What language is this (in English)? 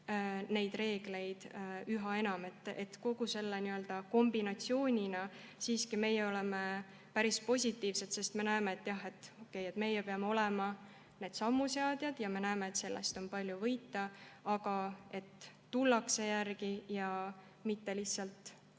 Estonian